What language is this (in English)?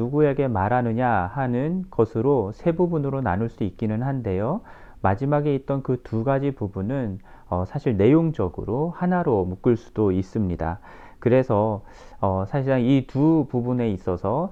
Korean